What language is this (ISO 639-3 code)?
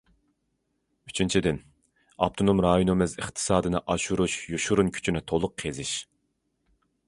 uig